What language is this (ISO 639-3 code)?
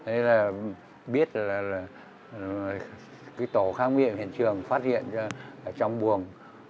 vie